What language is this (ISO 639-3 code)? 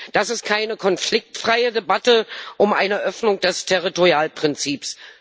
deu